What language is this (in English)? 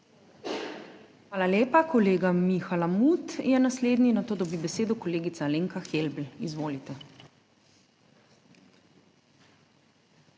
Slovenian